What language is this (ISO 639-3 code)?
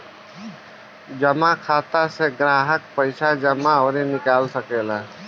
bho